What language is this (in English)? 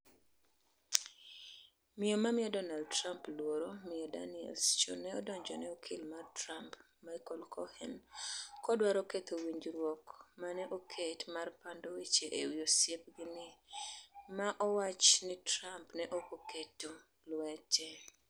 Luo (Kenya and Tanzania)